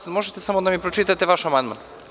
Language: Serbian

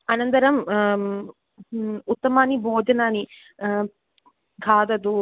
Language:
Sanskrit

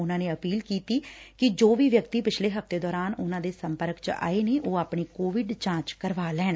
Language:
Punjabi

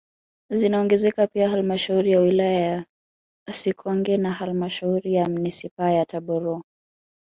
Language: Swahili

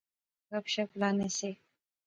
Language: Pahari-Potwari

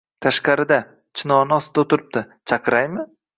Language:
Uzbek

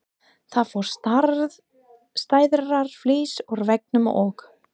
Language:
Icelandic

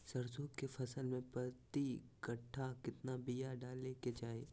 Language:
Magahi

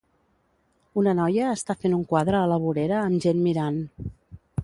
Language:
Catalan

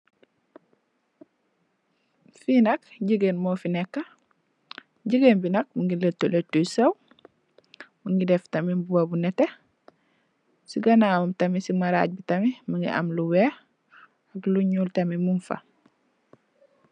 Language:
Wolof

